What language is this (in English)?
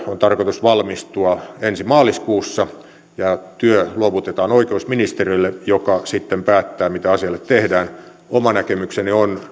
Finnish